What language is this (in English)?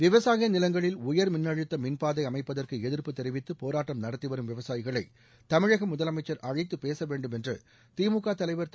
Tamil